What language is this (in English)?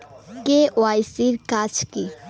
Bangla